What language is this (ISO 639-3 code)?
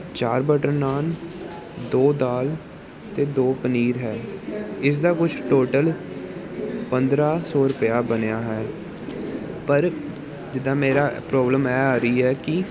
pan